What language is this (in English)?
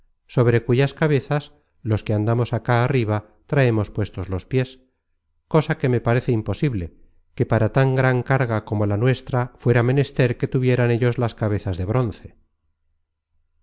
Spanish